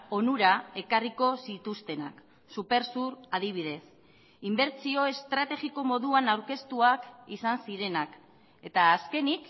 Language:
Basque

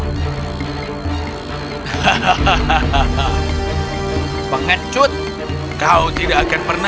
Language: Indonesian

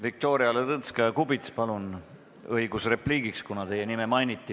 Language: Estonian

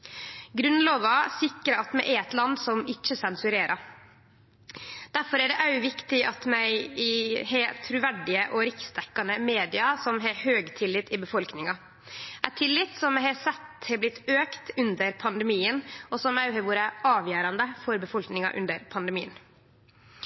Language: Norwegian Nynorsk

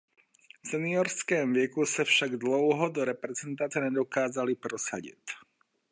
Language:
Czech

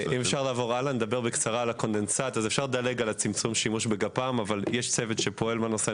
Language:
Hebrew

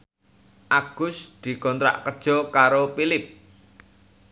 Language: Javanese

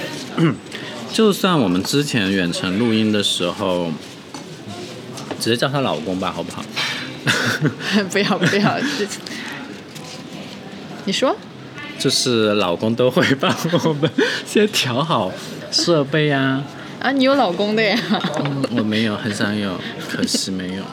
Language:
Chinese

